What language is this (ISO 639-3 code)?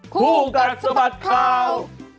tha